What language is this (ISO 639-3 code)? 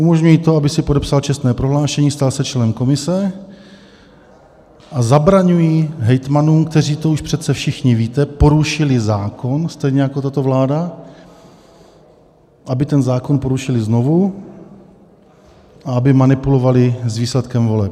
ces